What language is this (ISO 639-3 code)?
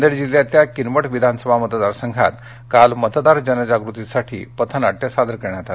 mar